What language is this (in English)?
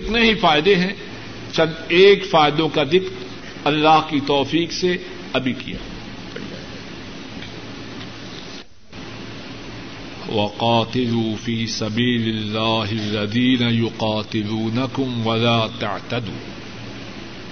Urdu